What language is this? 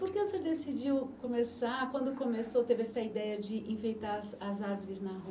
Portuguese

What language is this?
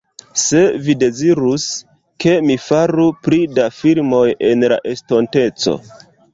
Esperanto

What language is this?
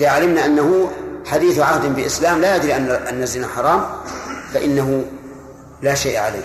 Arabic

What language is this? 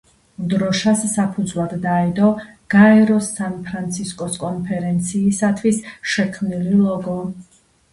Georgian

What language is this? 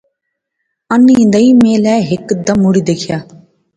Pahari-Potwari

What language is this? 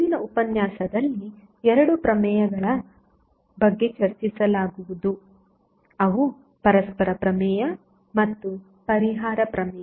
Kannada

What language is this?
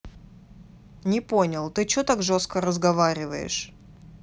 Russian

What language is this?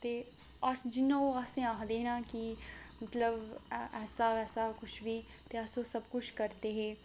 Dogri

